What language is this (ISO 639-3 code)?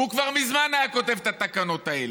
heb